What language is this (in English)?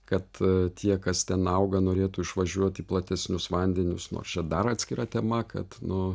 Lithuanian